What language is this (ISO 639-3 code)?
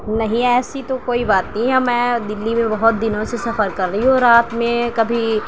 urd